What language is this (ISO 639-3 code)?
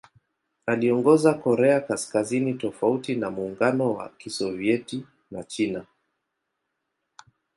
swa